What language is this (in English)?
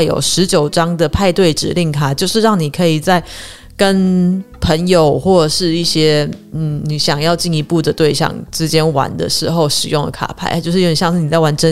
Chinese